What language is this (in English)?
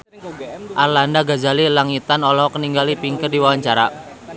Sundanese